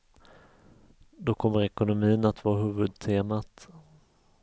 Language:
Swedish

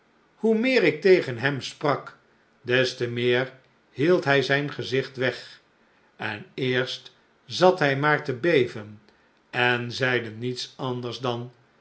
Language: Dutch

